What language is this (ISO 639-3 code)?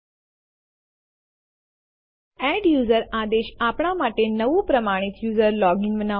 guj